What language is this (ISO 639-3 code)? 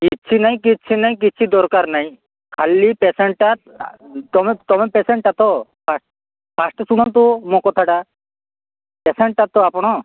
ori